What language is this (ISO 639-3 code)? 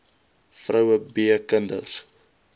afr